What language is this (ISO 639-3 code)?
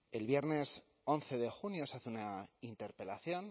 spa